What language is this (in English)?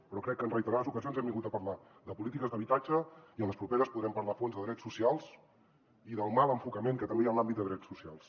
Catalan